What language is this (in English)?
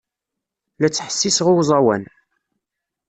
Kabyle